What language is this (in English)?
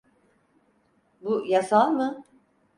Turkish